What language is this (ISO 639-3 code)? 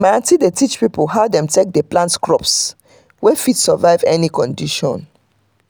pcm